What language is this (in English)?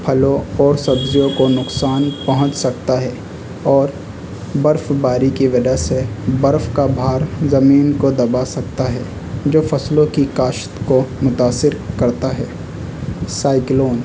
Urdu